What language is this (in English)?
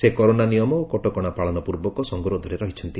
Odia